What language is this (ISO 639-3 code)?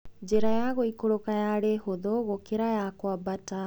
kik